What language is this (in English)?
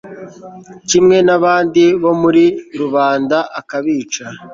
Kinyarwanda